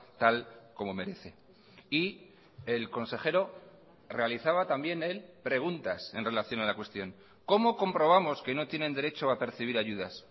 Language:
Spanish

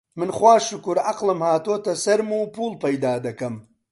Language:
Central Kurdish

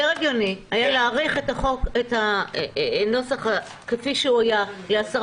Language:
Hebrew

